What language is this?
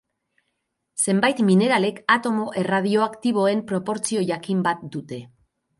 Basque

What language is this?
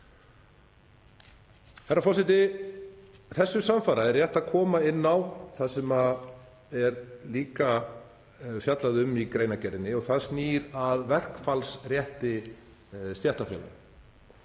Icelandic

